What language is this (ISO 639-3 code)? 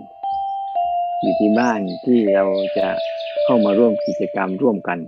tha